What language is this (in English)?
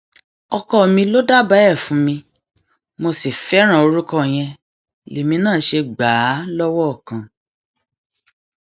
Yoruba